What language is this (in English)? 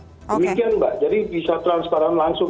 Indonesian